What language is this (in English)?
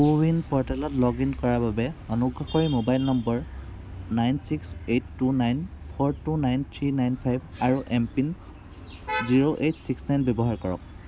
Assamese